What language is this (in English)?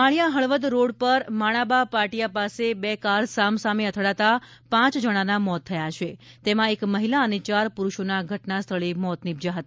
Gujarati